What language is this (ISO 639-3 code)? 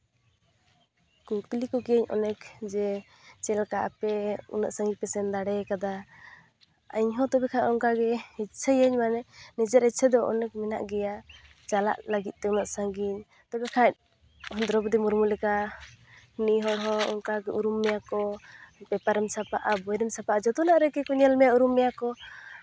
sat